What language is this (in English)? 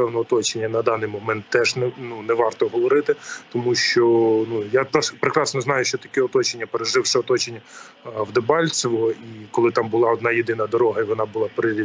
Ukrainian